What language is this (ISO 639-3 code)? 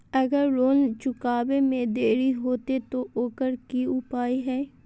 mag